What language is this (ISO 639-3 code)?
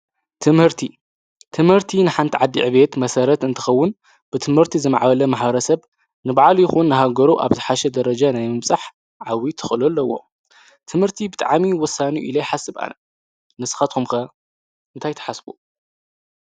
tir